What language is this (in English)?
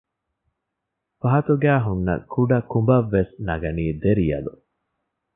Divehi